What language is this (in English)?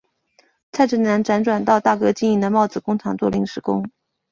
Chinese